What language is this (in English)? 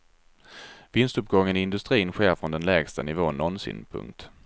Swedish